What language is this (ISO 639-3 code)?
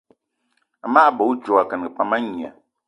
eto